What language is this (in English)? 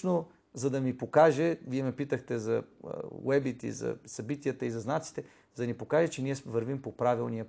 Bulgarian